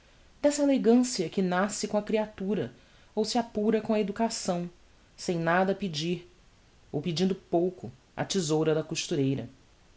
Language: Portuguese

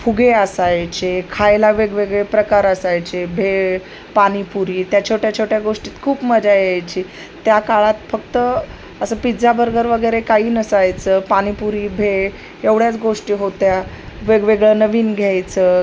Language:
Marathi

